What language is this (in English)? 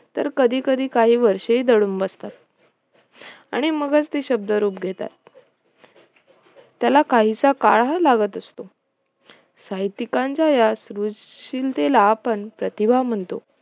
Marathi